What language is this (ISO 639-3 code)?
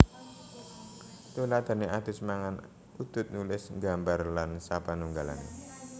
jav